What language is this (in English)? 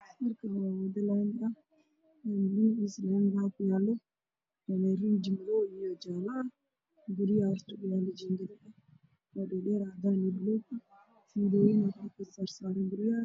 Somali